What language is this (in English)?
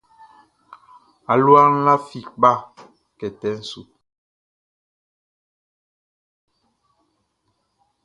Baoulé